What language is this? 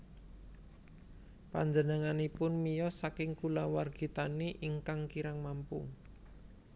Javanese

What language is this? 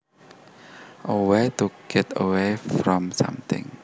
Javanese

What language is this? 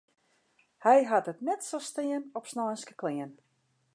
Western Frisian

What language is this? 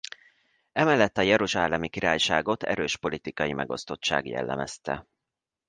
Hungarian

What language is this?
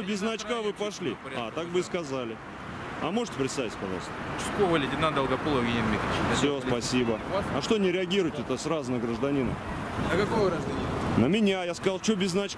Russian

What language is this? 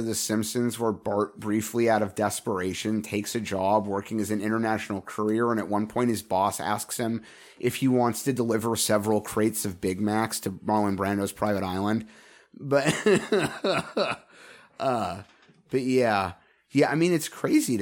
English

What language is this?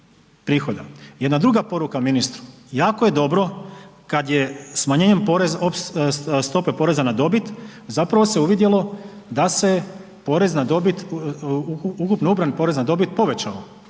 Croatian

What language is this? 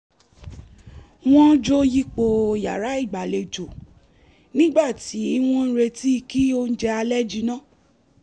Yoruba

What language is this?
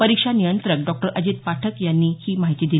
Marathi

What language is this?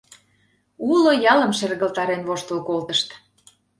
Mari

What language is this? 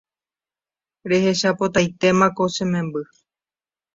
Guarani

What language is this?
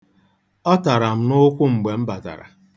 Igbo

